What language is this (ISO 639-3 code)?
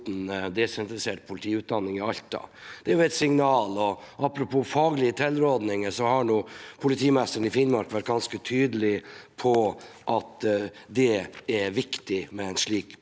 nor